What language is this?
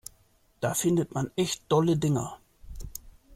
German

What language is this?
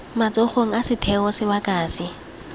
Tswana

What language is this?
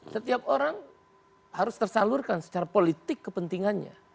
Indonesian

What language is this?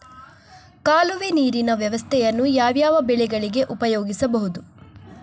Kannada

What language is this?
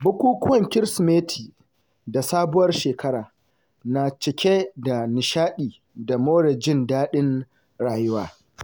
Hausa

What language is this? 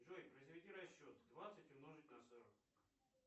Russian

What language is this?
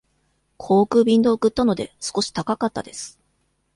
Japanese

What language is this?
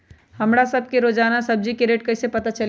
Magahi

